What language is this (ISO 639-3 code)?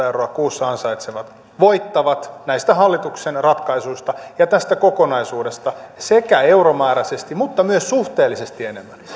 fin